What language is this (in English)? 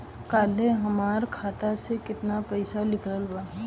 Bhojpuri